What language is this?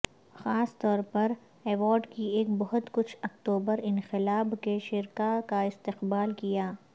Urdu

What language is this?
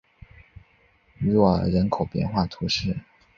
Chinese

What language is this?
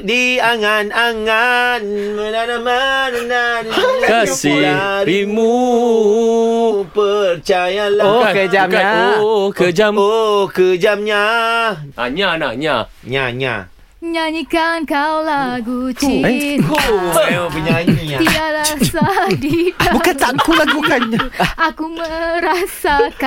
Malay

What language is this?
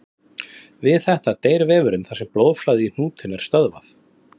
Icelandic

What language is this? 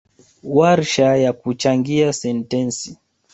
Swahili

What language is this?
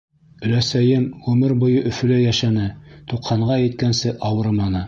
Bashkir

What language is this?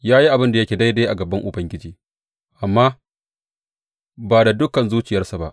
Hausa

